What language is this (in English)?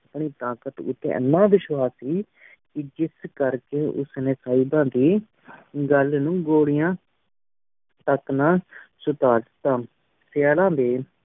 Punjabi